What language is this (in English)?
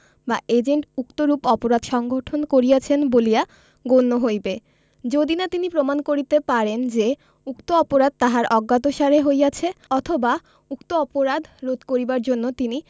Bangla